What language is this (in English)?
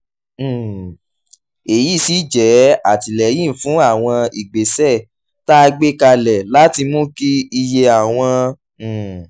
Yoruba